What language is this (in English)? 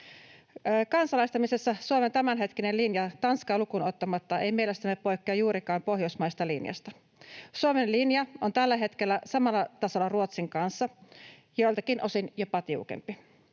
Finnish